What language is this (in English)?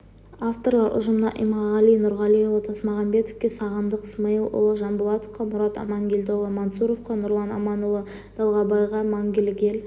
Kazakh